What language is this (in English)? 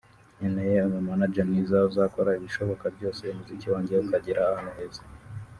Kinyarwanda